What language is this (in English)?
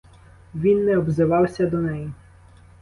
Ukrainian